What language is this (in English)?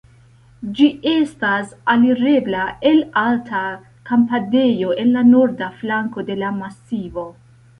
Esperanto